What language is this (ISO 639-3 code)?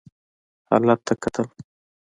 pus